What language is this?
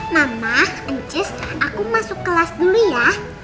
Indonesian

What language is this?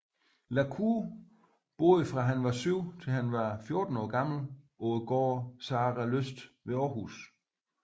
Danish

